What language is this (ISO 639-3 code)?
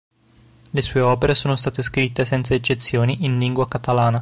ita